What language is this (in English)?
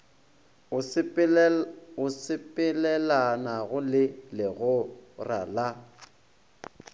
Northern Sotho